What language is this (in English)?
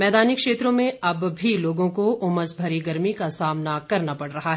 Hindi